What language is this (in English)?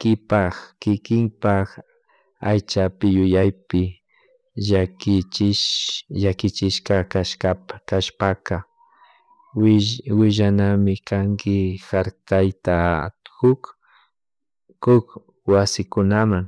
Chimborazo Highland Quichua